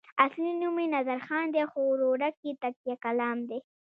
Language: Pashto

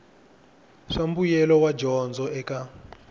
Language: Tsonga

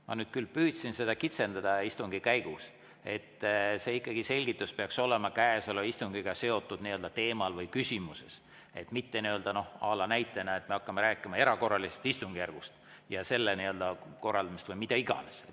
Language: Estonian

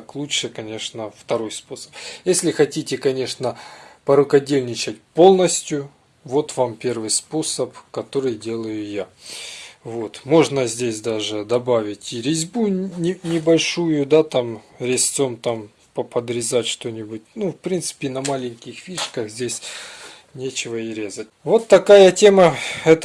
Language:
Russian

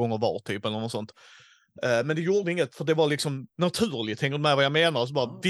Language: Swedish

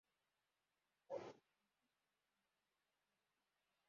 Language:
Kinyarwanda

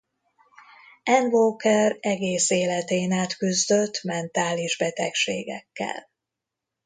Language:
Hungarian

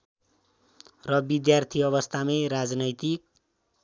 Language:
Nepali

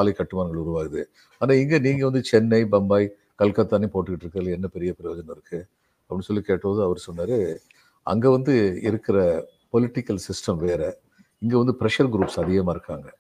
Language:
Tamil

